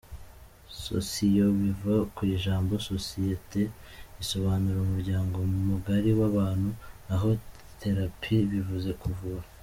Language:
Kinyarwanda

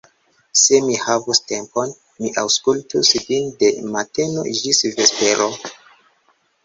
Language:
Esperanto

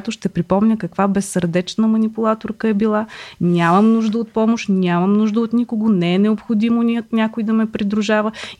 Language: Bulgarian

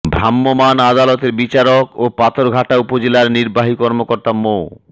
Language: Bangla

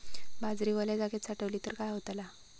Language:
Marathi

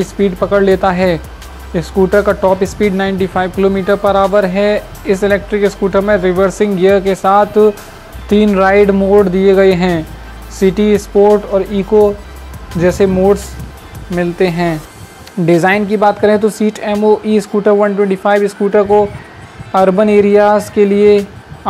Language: Hindi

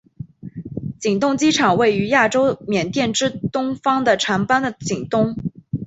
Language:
Chinese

